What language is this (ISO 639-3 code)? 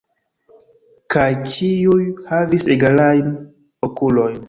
epo